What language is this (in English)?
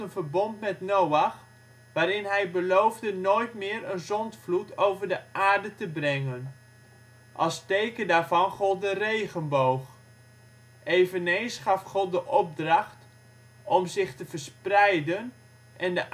Dutch